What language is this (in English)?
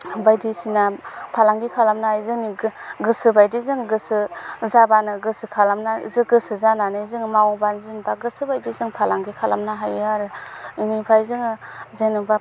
Bodo